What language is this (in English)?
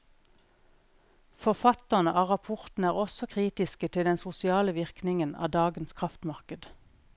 Norwegian